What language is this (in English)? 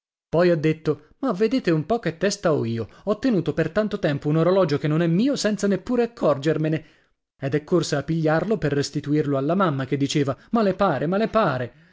Italian